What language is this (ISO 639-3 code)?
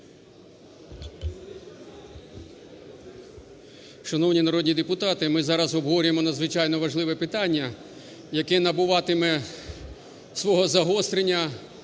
ukr